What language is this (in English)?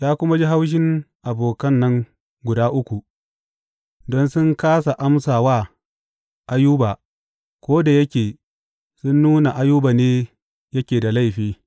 Hausa